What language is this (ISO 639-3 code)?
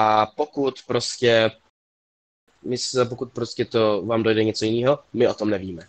ces